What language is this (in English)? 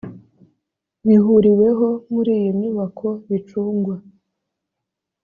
Kinyarwanda